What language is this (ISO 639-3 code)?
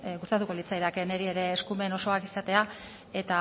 eus